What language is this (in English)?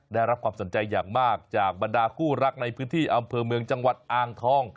Thai